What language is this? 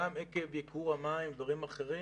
Hebrew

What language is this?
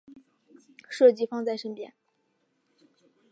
Chinese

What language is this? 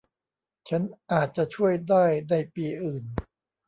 Thai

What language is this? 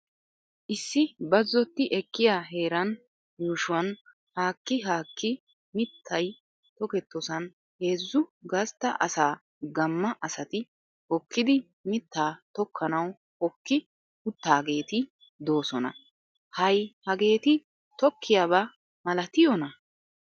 Wolaytta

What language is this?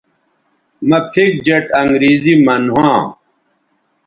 Bateri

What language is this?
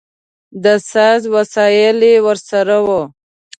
Pashto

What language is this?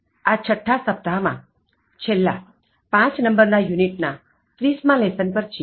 Gujarati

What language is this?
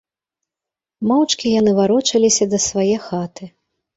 Belarusian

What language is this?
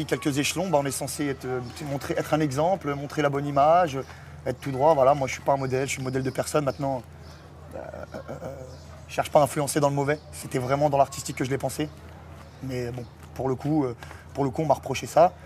French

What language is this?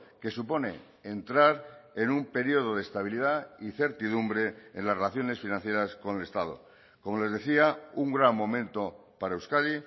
Spanish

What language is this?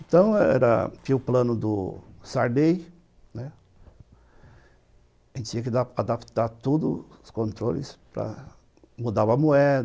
Portuguese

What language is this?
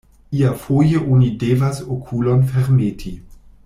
Esperanto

